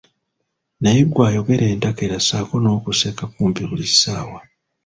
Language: Ganda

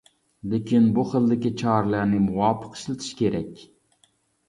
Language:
Uyghur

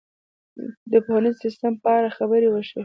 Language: Pashto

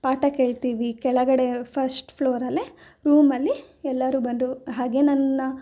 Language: Kannada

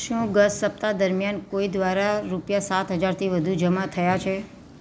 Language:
Gujarati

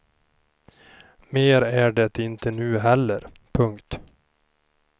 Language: Swedish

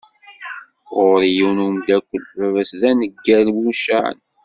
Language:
Kabyle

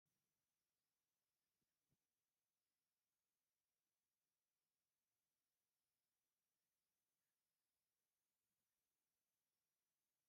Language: Tigrinya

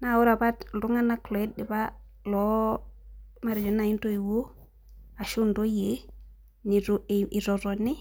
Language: Masai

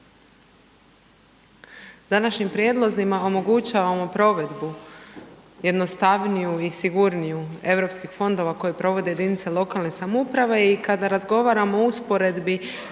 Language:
Croatian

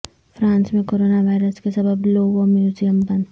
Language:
Urdu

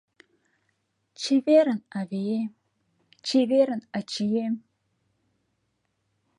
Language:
Mari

